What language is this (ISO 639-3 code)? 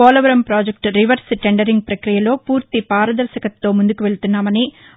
tel